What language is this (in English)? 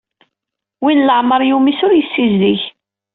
Kabyle